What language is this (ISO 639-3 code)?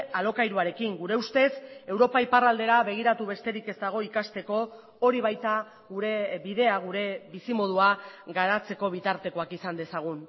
eus